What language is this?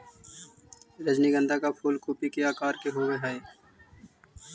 Magahi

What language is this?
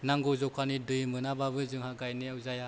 Bodo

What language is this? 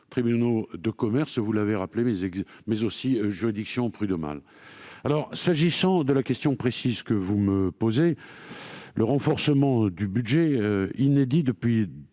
French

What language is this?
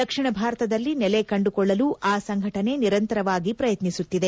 Kannada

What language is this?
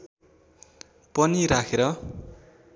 Nepali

